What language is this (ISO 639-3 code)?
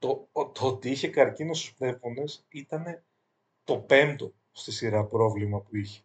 ell